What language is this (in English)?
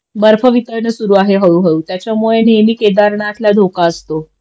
Marathi